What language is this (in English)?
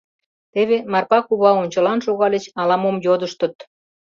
Mari